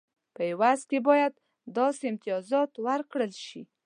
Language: Pashto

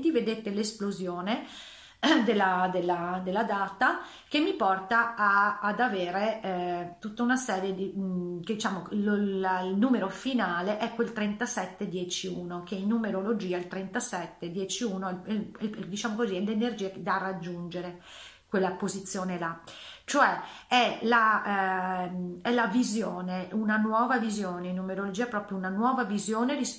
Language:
Italian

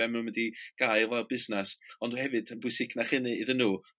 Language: Welsh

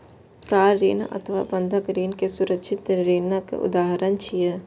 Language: Maithili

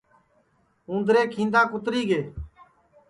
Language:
Sansi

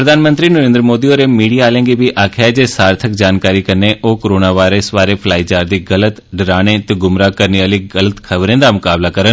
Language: Dogri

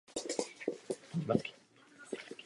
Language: Czech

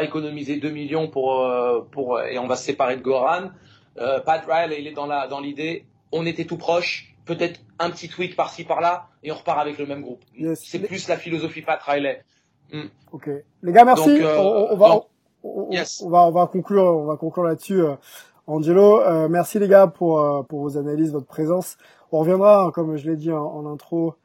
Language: French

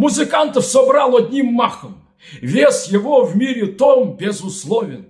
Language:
Russian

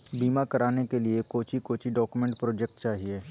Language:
Magahi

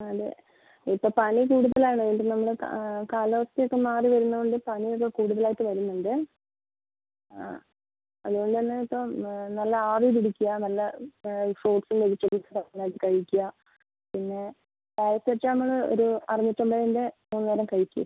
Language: Malayalam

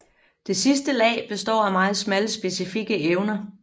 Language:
Danish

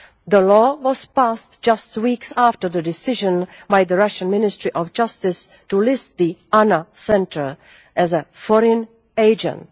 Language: English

